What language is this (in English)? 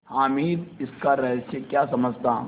Hindi